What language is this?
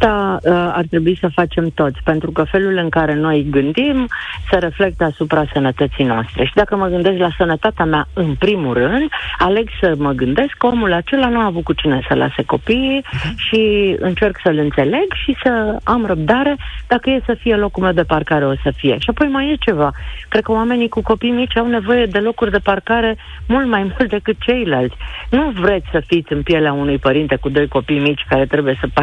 Romanian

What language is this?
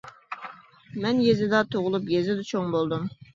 Uyghur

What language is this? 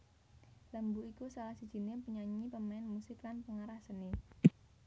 Javanese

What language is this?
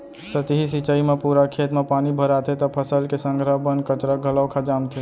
Chhattisgarhi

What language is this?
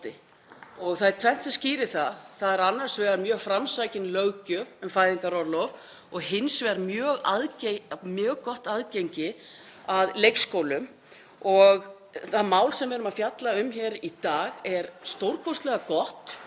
Icelandic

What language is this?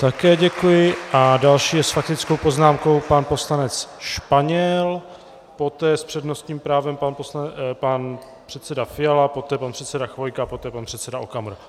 Czech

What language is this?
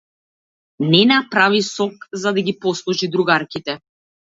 Macedonian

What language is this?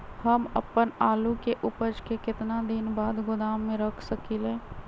Magahi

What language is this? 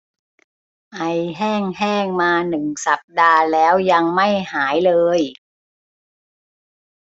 Thai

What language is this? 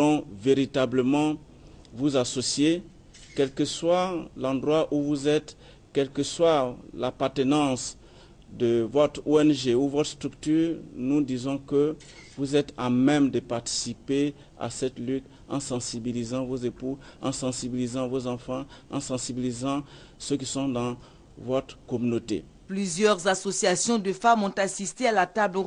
French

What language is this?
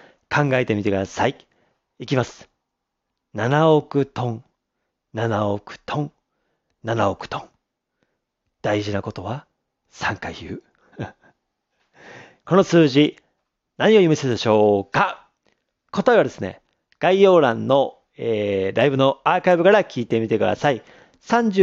Japanese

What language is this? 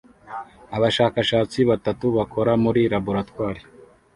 Kinyarwanda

